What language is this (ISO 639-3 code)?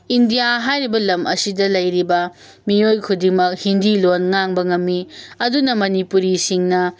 mni